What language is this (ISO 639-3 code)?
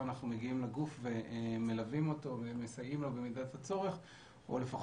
heb